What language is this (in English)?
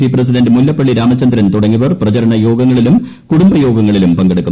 Malayalam